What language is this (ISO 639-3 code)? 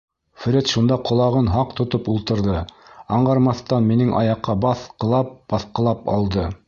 bak